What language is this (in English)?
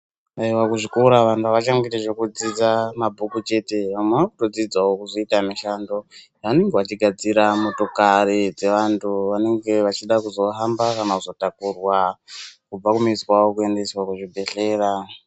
Ndau